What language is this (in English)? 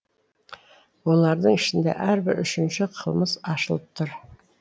Kazakh